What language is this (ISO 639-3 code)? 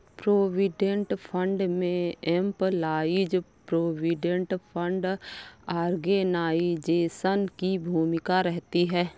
hin